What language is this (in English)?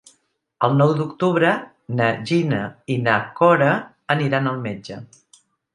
Catalan